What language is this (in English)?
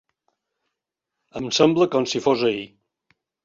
Catalan